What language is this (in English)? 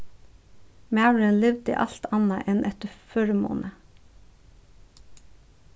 Faroese